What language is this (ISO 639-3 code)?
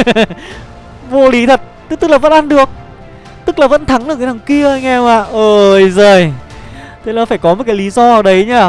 vie